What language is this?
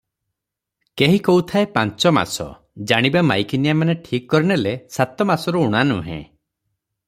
Odia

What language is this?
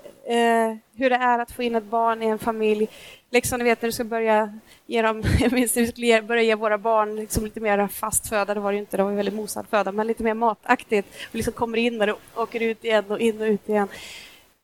Swedish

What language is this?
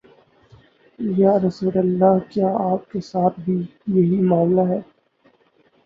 Urdu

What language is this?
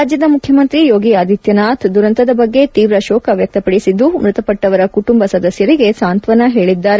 Kannada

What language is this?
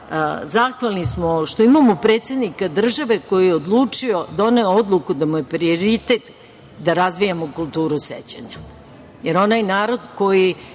Serbian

